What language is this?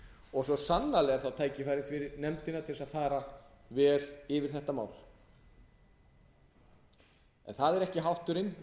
Icelandic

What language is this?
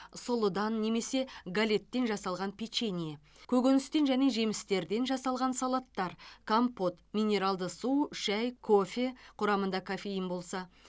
Kazakh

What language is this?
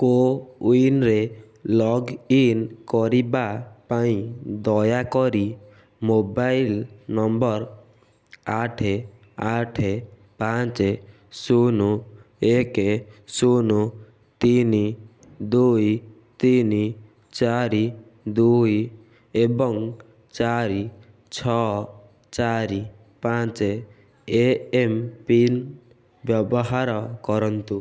Odia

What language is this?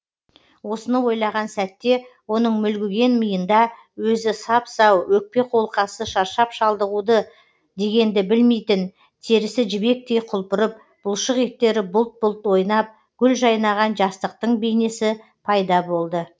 Kazakh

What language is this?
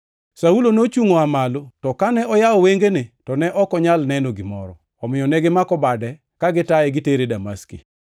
Luo (Kenya and Tanzania)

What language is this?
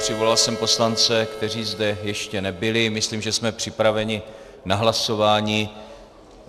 Czech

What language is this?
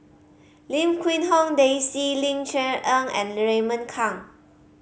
English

